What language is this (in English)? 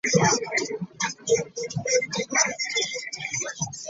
Ganda